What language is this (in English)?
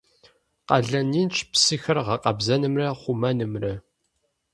Kabardian